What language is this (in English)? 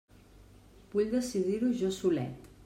Catalan